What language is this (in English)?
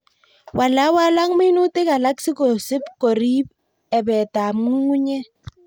Kalenjin